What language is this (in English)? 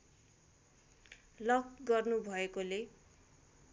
Nepali